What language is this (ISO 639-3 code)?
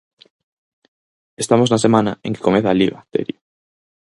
glg